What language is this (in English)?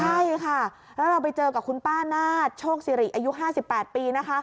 Thai